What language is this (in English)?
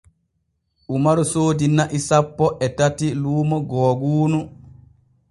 Borgu Fulfulde